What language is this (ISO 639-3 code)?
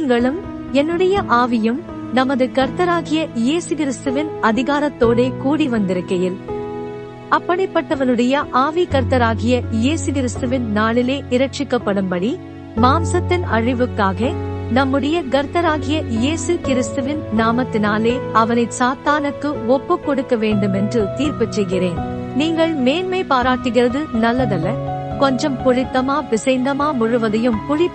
tam